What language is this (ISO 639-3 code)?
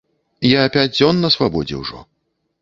bel